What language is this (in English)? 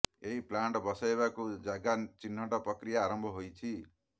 Odia